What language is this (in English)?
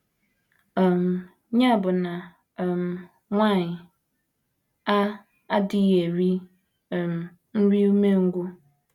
Igbo